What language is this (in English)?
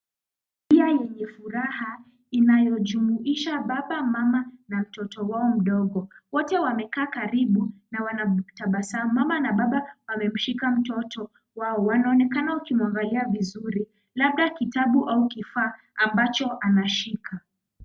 Swahili